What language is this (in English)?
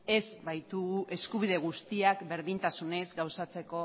Basque